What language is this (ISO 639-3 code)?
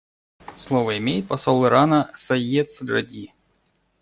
rus